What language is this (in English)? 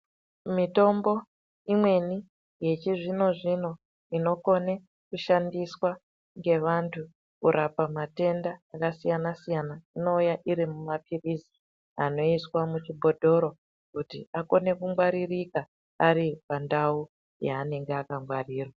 Ndau